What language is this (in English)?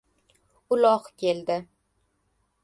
Uzbek